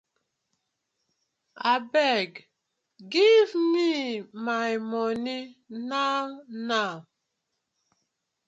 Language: Nigerian Pidgin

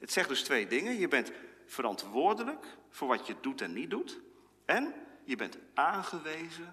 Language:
Dutch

